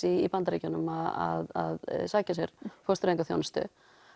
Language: Icelandic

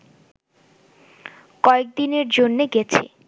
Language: Bangla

